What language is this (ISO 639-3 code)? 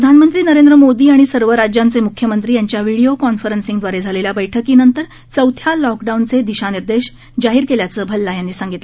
mar